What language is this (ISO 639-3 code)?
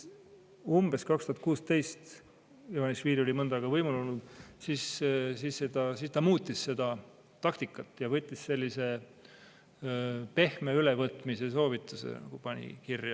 est